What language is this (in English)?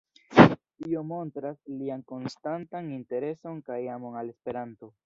Esperanto